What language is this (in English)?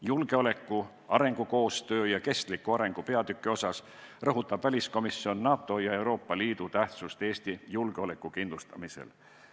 Estonian